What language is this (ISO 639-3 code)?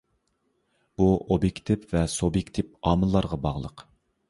uig